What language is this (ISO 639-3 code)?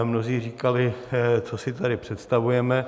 ces